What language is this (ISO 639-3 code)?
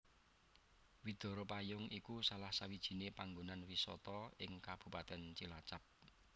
jav